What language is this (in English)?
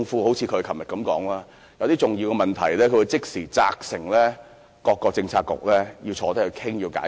Cantonese